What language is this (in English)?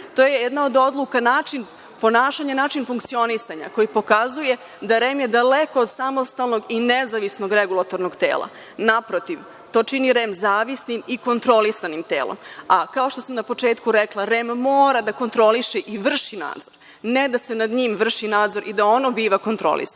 Serbian